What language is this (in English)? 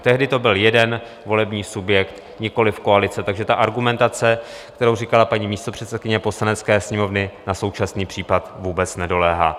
Czech